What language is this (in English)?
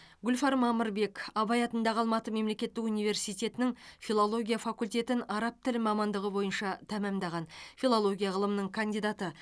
Kazakh